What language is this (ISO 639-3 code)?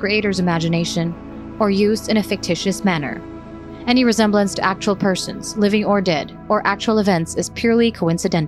fil